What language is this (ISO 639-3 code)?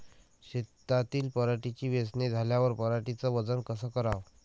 mar